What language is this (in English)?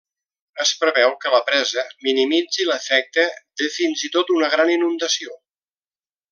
Catalan